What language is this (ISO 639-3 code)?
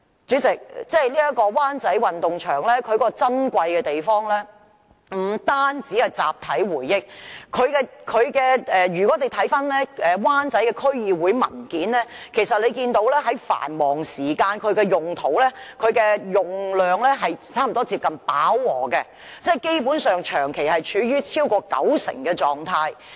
yue